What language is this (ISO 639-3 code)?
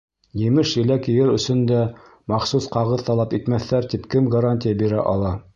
bak